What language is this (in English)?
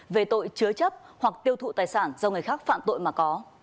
Vietnamese